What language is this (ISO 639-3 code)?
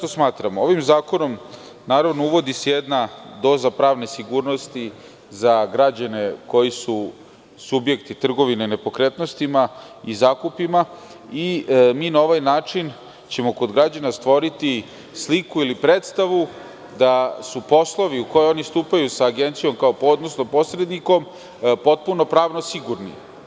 srp